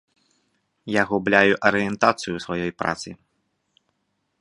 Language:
Belarusian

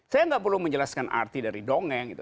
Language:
Indonesian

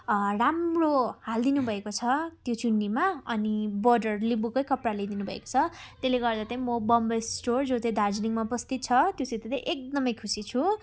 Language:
Nepali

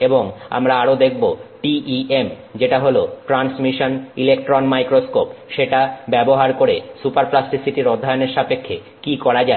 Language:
Bangla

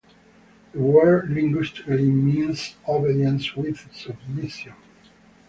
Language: English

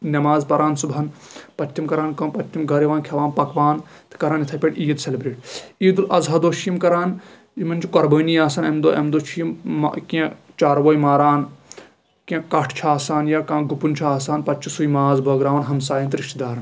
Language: Kashmiri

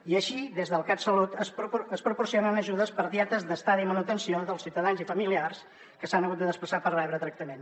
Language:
Catalan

